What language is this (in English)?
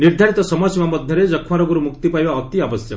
Odia